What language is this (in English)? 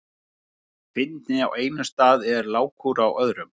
Icelandic